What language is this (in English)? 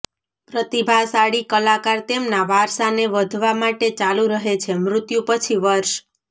Gujarati